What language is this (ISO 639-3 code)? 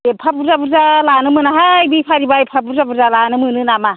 brx